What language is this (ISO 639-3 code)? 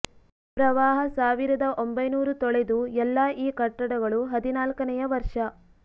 kan